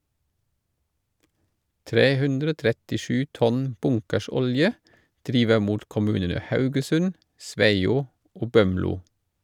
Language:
Norwegian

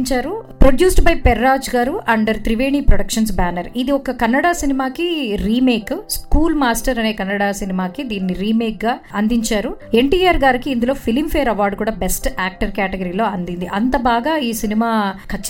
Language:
Telugu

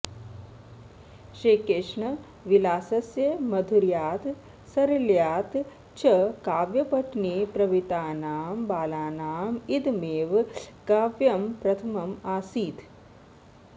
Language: Sanskrit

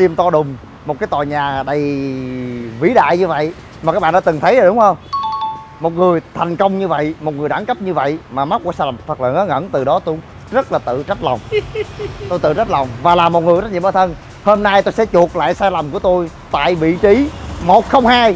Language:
Vietnamese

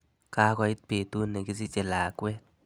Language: Kalenjin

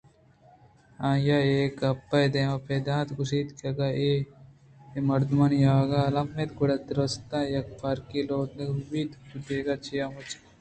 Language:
Eastern Balochi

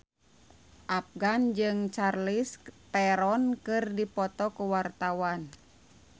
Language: Sundanese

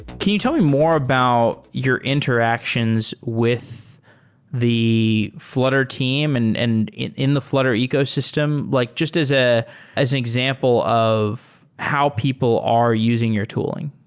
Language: English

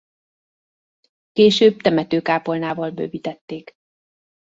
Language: Hungarian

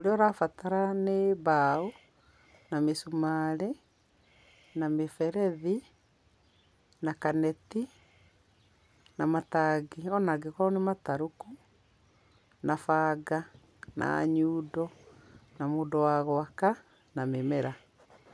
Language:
Kikuyu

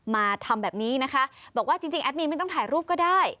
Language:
Thai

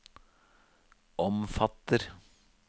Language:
Norwegian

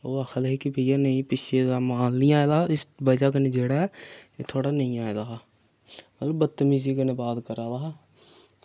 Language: Dogri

